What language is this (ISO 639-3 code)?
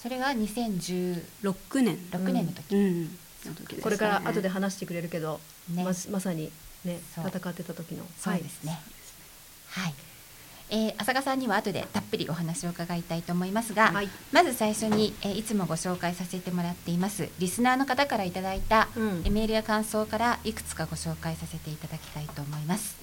jpn